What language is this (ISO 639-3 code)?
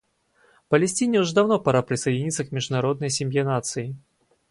rus